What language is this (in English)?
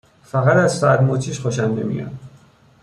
Persian